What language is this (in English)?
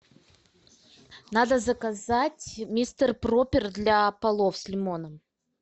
Russian